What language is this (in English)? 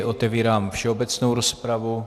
Czech